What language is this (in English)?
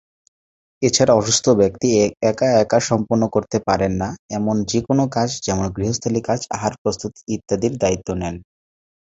Bangla